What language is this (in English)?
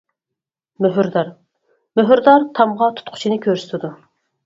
Uyghur